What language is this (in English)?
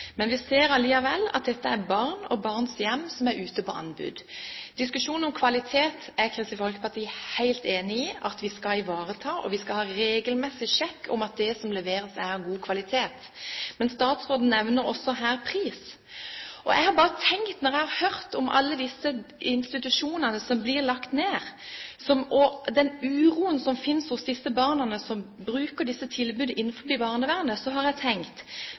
Norwegian Bokmål